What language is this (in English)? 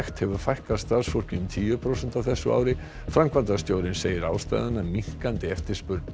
Icelandic